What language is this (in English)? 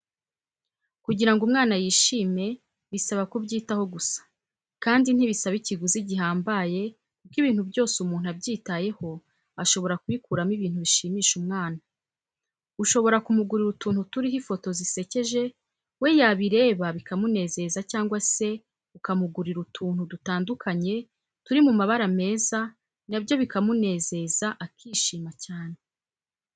Kinyarwanda